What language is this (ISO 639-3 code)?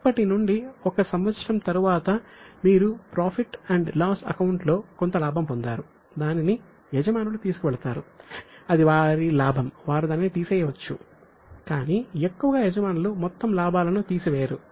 tel